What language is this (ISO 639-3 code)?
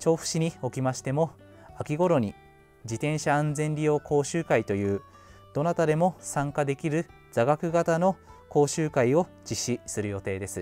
jpn